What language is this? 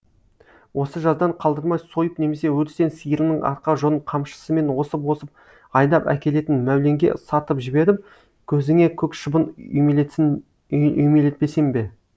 Kazakh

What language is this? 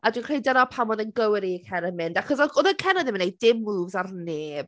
Welsh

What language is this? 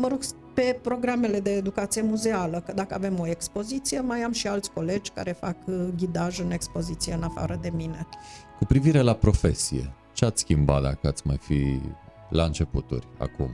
Romanian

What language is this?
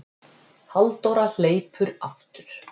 Icelandic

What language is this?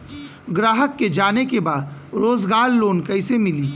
Bhojpuri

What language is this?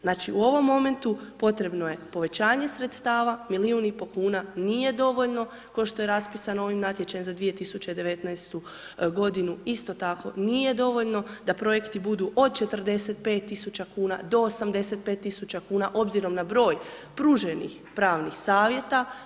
Croatian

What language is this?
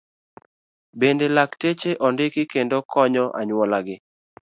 Luo (Kenya and Tanzania)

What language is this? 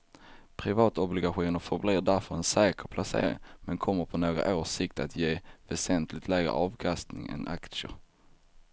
Swedish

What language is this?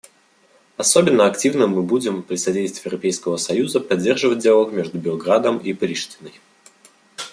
Russian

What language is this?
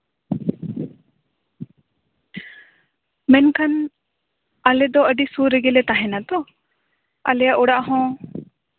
Santali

